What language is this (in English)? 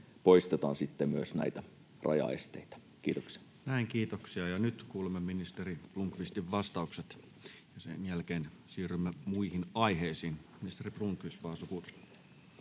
Finnish